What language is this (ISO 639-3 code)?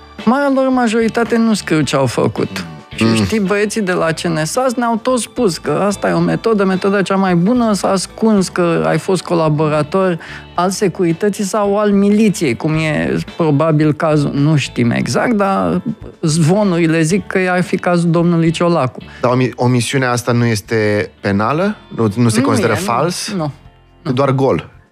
ron